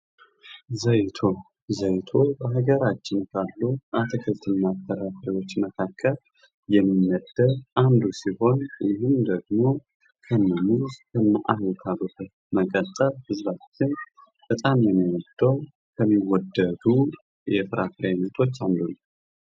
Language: Amharic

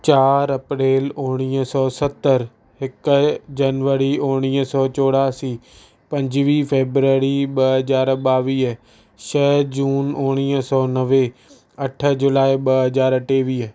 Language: Sindhi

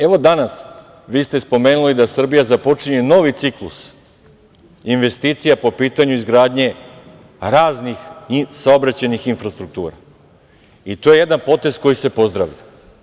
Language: Serbian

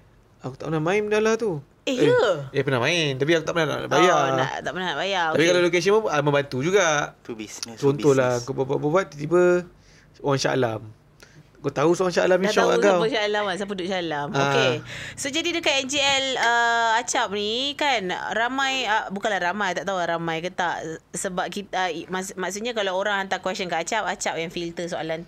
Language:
Malay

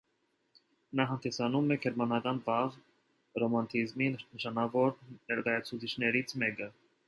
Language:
Armenian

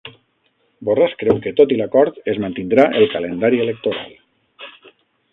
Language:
Catalan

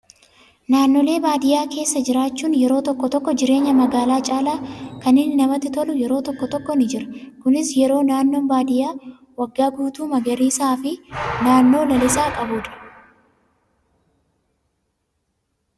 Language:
Oromo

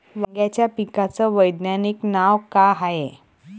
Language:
Marathi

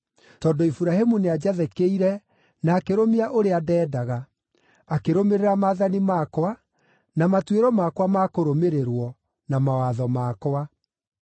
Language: Kikuyu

